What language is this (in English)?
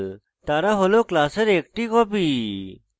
Bangla